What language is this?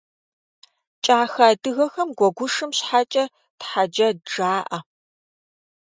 Kabardian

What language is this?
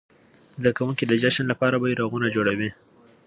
Pashto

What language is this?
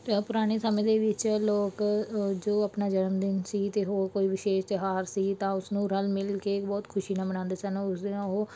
Punjabi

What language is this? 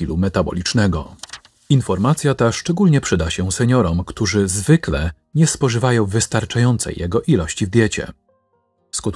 Polish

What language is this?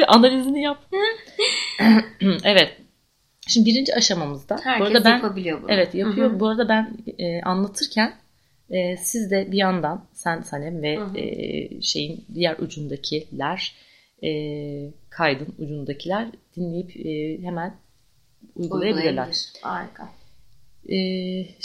Turkish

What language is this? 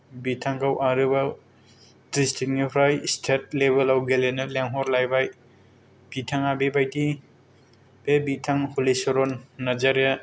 Bodo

